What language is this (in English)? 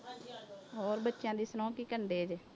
Punjabi